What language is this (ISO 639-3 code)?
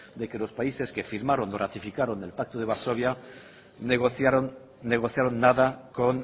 spa